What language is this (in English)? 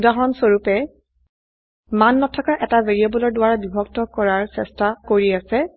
Assamese